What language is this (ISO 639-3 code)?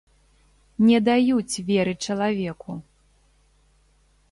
bel